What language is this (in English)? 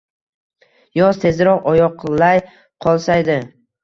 Uzbek